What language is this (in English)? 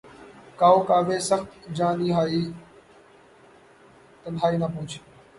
Urdu